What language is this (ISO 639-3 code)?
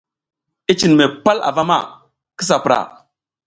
giz